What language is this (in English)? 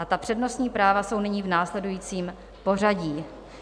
Czech